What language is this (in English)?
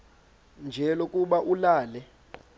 Xhosa